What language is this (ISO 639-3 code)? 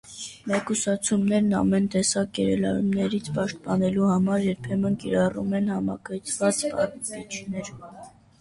hye